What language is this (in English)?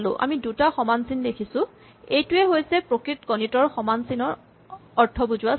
Assamese